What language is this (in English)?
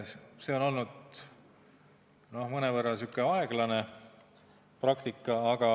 Estonian